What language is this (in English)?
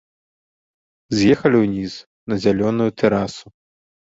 Belarusian